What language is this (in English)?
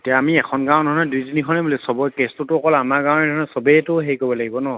Assamese